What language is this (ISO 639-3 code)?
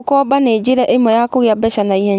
kik